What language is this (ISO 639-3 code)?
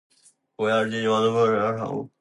zho